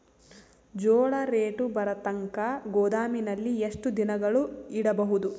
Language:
Kannada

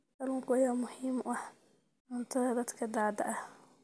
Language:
Somali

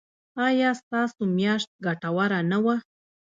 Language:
Pashto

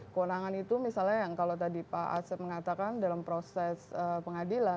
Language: Indonesian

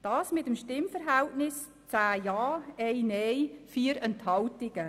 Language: Swiss German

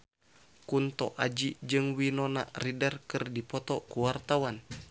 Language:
Sundanese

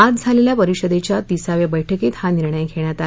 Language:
Marathi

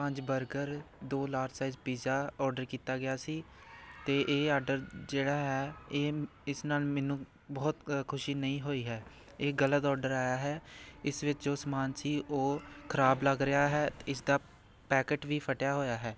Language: Punjabi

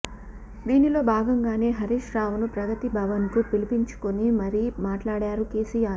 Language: Telugu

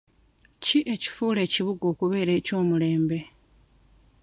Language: Ganda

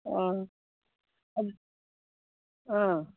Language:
Manipuri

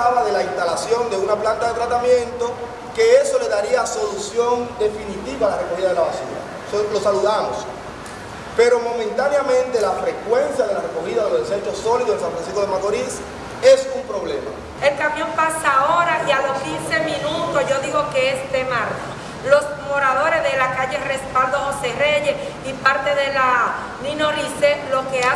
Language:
Spanish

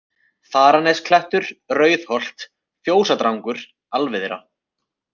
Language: Icelandic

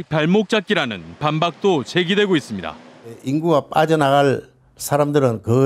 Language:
Korean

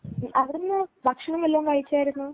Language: Malayalam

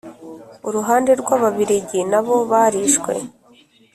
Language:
Kinyarwanda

